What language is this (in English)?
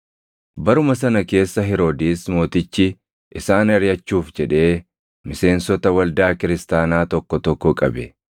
Oromo